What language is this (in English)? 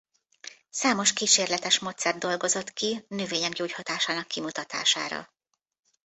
Hungarian